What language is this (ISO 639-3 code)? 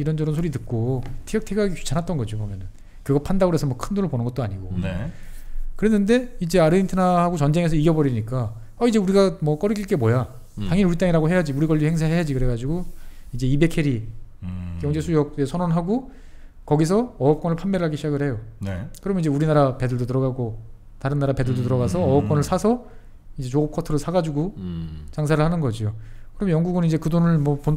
kor